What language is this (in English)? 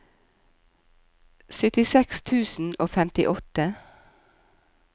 Norwegian